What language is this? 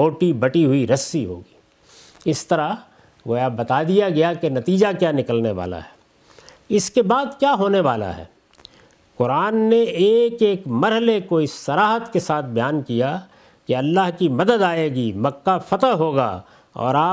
Urdu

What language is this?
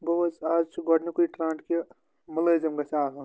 Kashmiri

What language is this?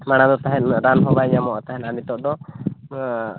Santali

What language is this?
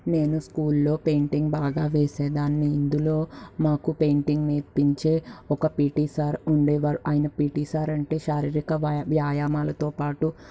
Telugu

